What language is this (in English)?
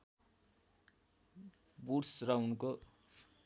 Nepali